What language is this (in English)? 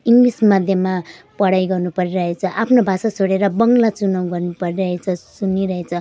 Nepali